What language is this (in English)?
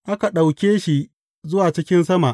Hausa